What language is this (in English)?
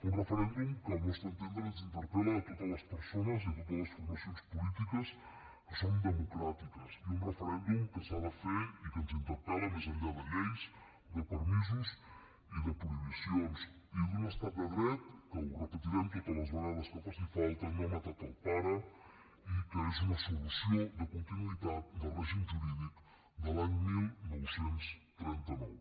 Catalan